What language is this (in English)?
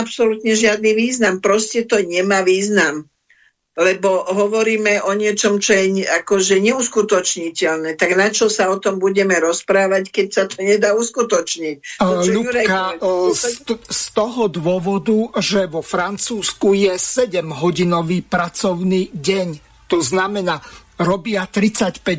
Slovak